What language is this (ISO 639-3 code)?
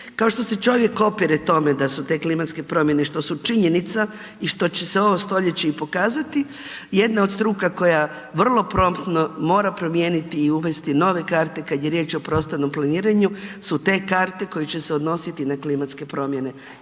hrv